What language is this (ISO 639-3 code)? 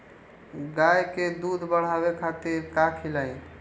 bho